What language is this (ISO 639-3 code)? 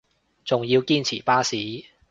yue